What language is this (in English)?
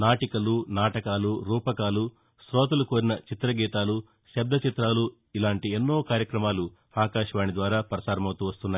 Telugu